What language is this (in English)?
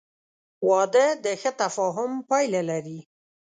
Pashto